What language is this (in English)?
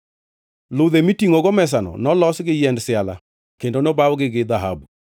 Luo (Kenya and Tanzania)